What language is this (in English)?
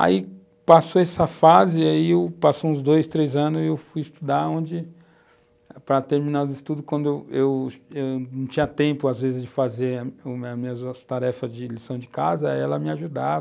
Portuguese